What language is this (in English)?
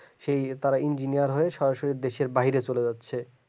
Bangla